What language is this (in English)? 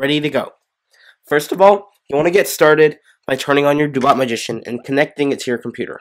English